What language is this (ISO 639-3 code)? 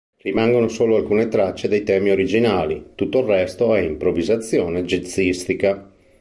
ita